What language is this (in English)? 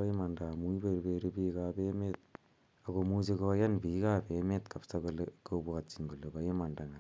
Kalenjin